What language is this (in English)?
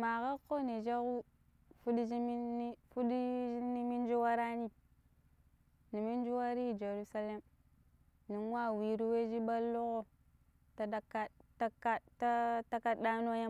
Pero